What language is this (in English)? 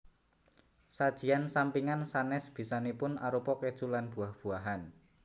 Javanese